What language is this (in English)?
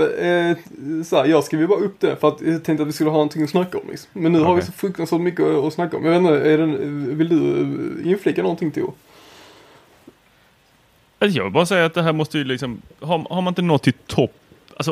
Swedish